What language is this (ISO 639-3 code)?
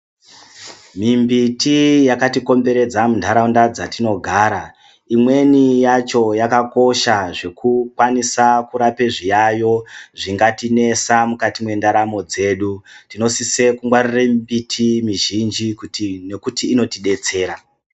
ndc